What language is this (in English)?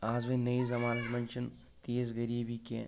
Kashmiri